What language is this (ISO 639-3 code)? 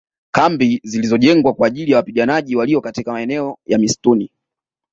swa